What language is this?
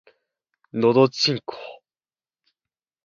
Japanese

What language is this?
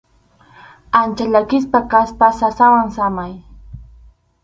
Arequipa-La Unión Quechua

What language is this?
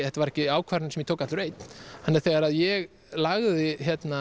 Icelandic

